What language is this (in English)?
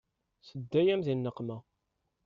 Kabyle